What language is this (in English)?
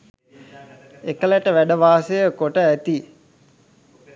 Sinhala